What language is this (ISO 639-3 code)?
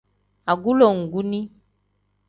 kdh